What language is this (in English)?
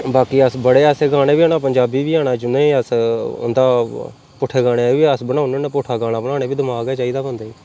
Dogri